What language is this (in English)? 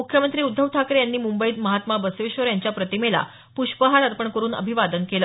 Marathi